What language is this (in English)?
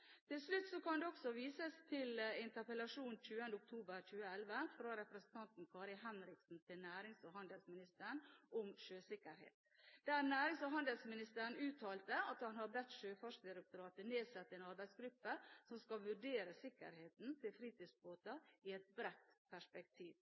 Norwegian Bokmål